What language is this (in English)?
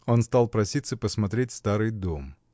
Russian